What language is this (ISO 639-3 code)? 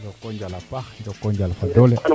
srr